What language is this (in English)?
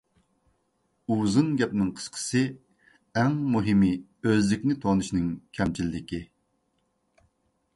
Uyghur